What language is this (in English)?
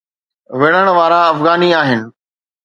Sindhi